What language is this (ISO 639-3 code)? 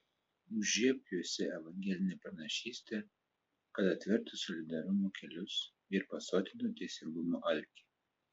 lit